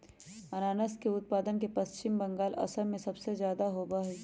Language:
Magahi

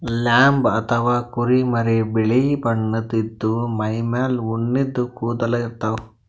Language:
Kannada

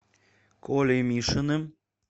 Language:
Russian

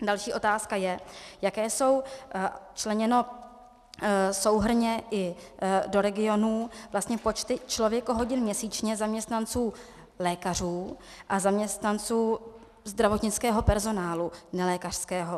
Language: Czech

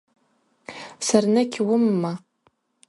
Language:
Abaza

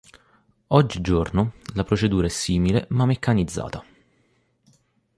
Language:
Italian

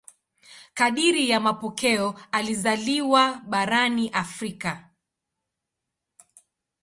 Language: Swahili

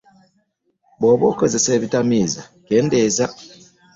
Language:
Ganda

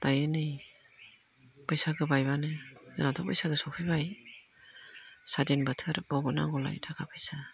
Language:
Bodo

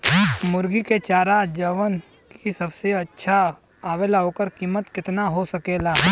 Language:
Bhojpuri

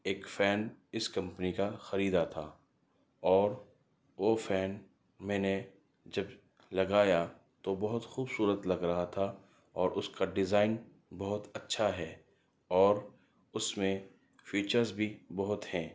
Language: Urdu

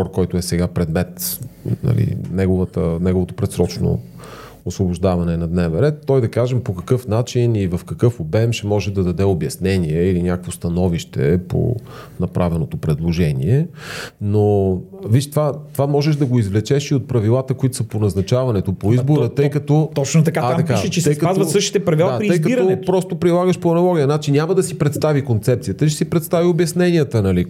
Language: Bulgarian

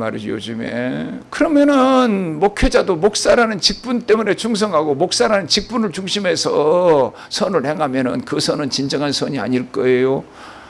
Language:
Korean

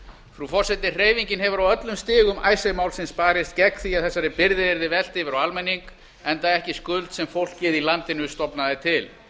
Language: Icelandic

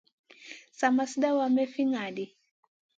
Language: Masana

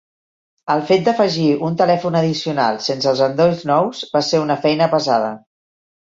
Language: Catalan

